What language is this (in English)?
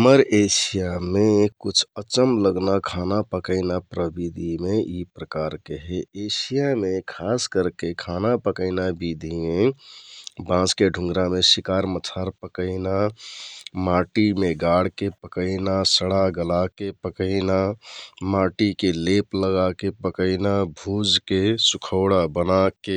Kathoriya Tharu